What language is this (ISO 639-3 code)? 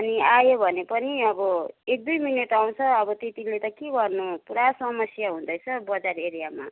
nep